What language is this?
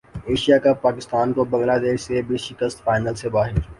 Urdu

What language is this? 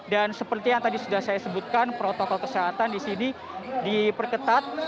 Indonesian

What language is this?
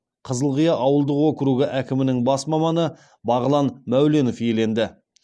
Kazakh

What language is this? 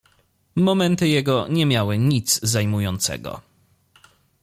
Polish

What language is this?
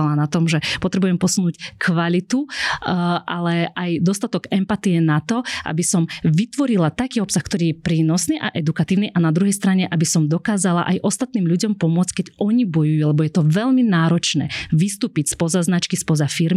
Slovak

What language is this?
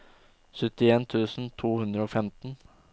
Norwegian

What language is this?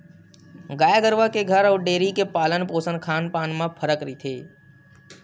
Chhattisgarhi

